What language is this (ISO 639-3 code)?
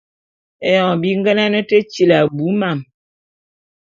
bum